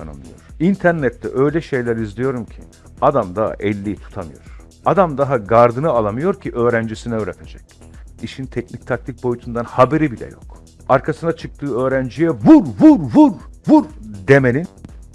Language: Turkish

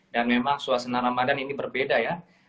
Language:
Indonesian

